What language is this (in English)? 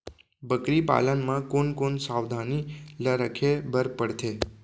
Chhattisgarhi